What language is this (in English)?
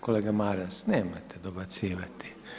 Croatian